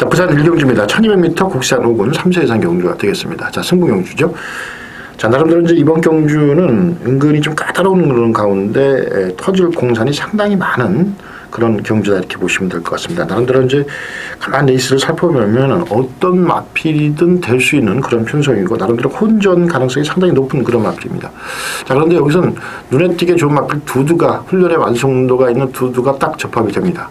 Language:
Korean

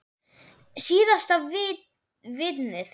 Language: Icelandic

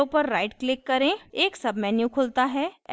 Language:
Hindi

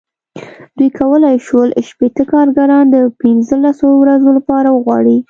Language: Pashto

